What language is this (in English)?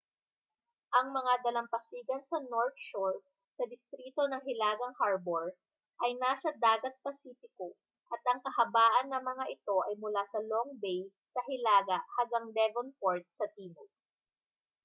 Filipino